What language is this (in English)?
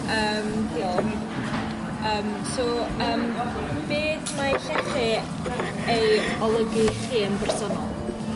Welsh